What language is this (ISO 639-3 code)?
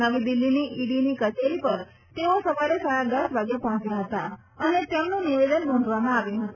guj